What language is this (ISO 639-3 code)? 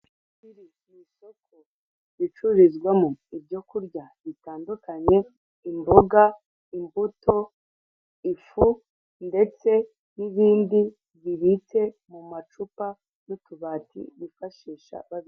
kin